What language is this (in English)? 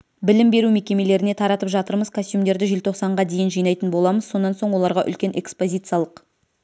Kazakh